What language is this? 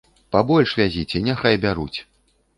Belarusian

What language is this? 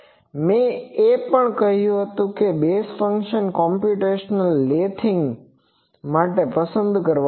Gujarati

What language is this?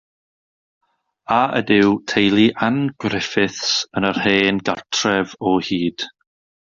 Welsh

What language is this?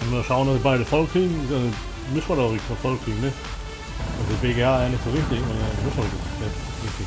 German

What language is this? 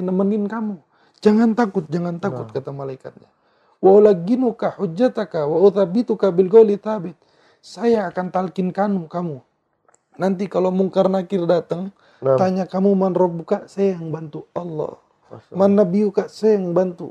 Indonesian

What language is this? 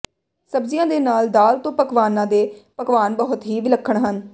Punjabi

